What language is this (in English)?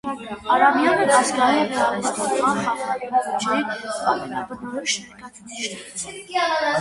Armenian